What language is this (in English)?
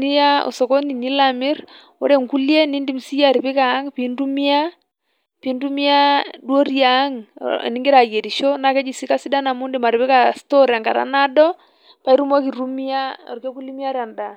Masai